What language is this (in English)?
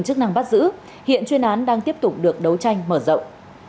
Vietnamese